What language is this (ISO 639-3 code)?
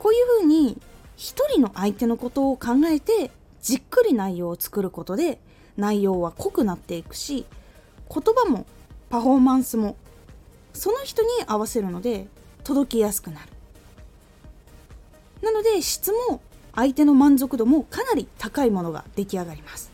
jpn